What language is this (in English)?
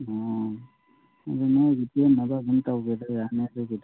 Manipuri